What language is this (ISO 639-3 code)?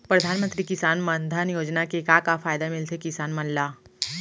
hne